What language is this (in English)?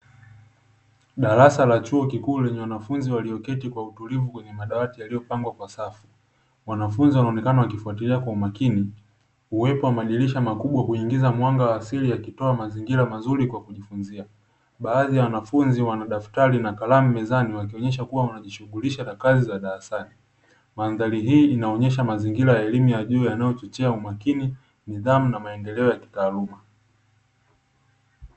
Swahili